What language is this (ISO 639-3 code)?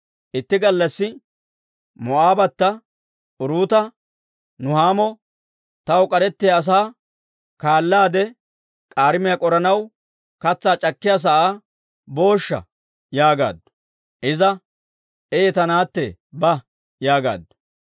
dwr